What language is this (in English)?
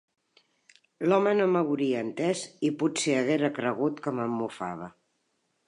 Catalan